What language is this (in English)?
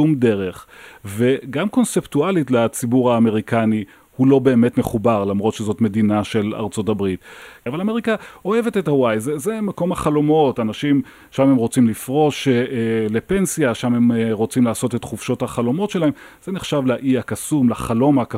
Hebrew